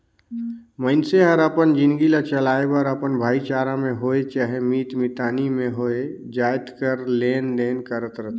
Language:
Chhattisgarhi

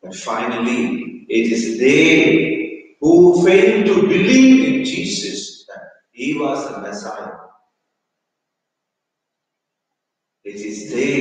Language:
English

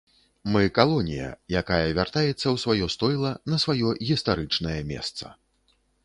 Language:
Belarusian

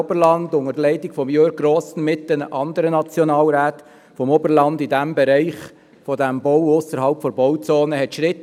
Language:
Swiss German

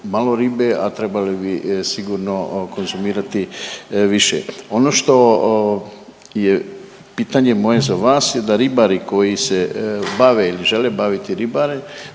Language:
Croatian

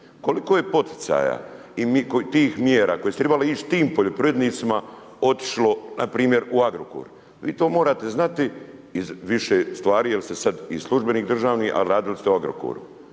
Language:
Croatian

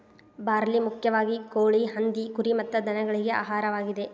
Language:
Kannada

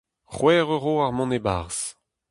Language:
Breton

